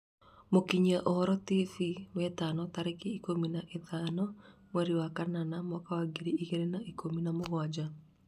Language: Kikuyu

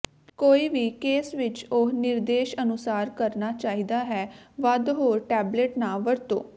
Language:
Punjabi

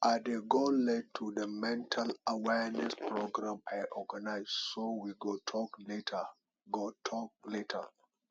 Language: Nigerian Pidgin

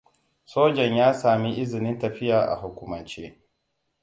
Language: Hausa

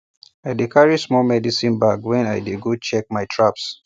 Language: Nigerian Pidgin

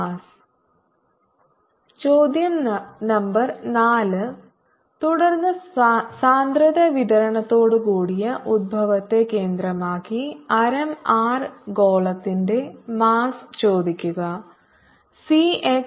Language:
Malayalam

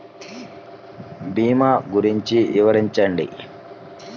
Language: Telugu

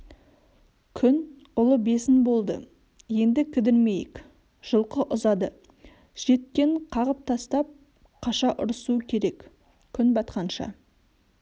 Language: Kazakh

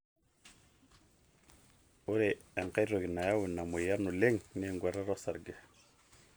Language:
Masai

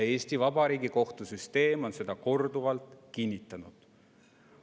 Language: Estonian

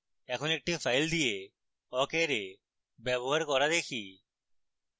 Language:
Bangla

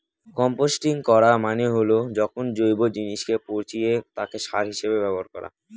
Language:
Bangla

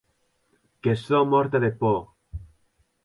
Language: Occitan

